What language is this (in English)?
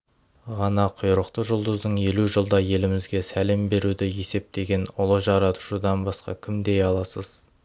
Kazakh